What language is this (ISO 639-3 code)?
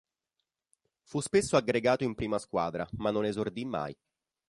ita